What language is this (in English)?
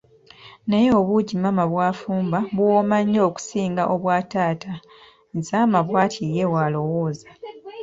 Ganda